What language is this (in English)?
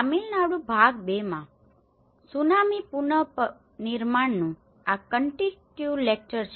Gujarati